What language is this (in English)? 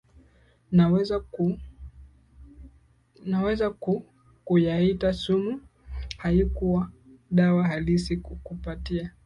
Swahili